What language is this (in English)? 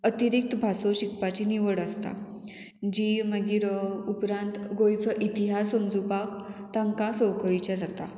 Konkani